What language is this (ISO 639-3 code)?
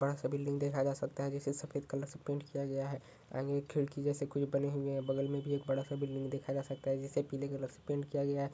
hin